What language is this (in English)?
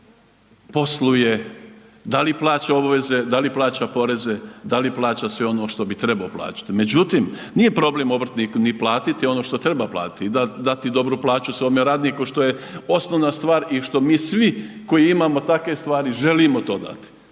Croatian